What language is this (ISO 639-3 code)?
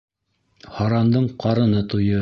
bak